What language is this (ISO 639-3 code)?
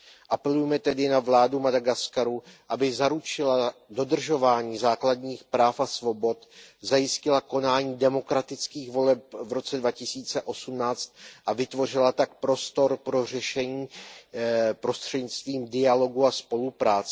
ces